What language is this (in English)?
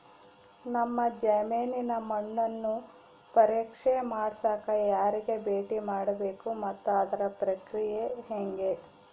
Kannada